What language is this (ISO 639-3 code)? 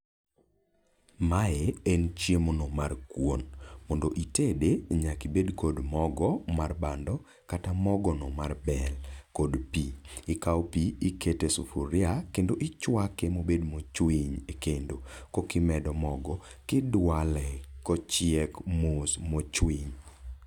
luo